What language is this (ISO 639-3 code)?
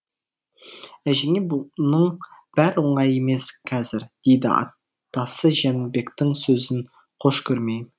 kaz